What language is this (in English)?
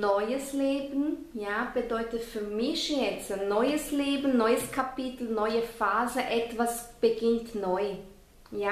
German